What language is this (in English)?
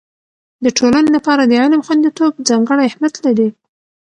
Pashto